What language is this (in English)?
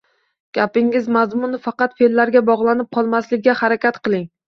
Uzbek